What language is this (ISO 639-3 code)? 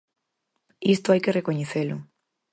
glg